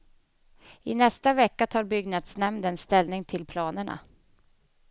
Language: Swedish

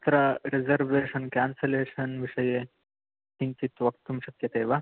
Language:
Sanskrit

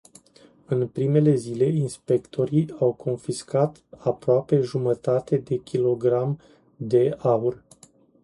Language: Romanian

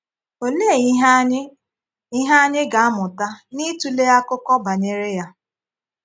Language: Igbo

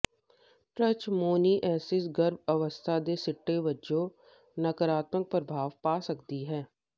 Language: Punjabi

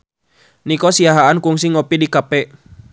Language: Sundanese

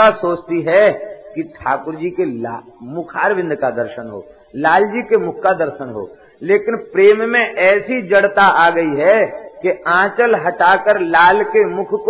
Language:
Hindi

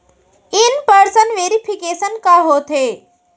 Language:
Chhattisgarhi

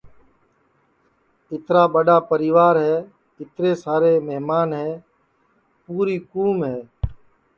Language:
Sansi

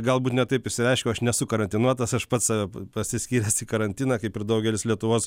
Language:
Lithuanian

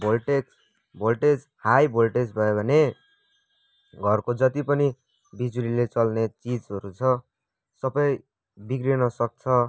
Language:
Nepali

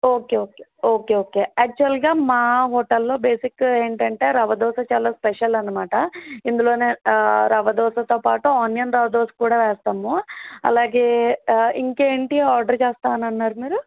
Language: Telugu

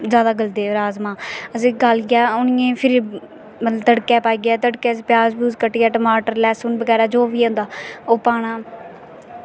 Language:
Dogri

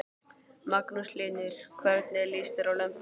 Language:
Icelandic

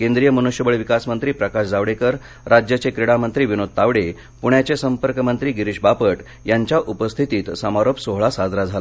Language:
Marathi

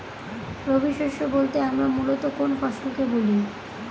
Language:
Bangla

